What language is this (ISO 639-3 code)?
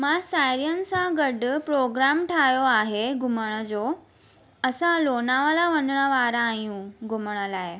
snd